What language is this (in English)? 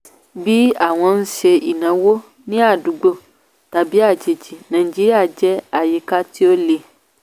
Yoruba